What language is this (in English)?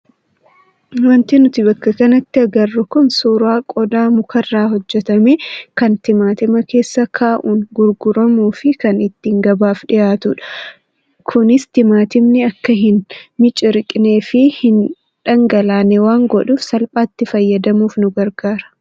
Oromo